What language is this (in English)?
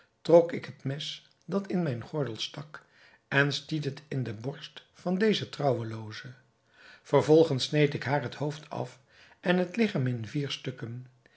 Dutch